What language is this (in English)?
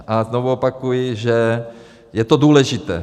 Czech